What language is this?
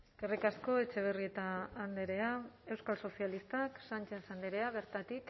Basque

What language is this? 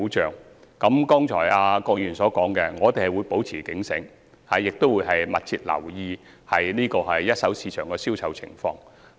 Cantonese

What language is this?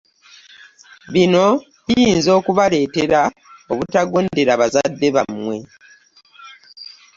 Ganda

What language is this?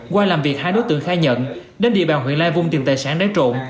Vietnamese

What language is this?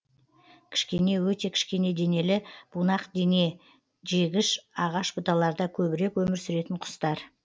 Kazakh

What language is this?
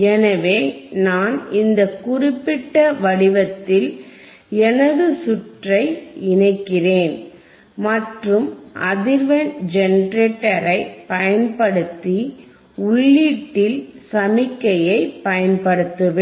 Tamil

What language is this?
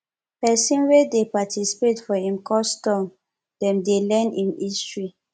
Nigerian Pidgin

